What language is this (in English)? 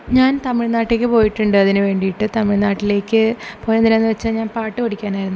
Malayalam